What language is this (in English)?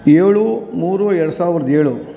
Kannada